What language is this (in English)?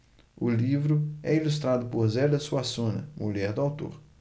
Portuguese